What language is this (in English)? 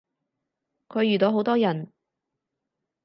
Cantonese